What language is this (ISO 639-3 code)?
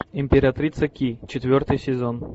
rus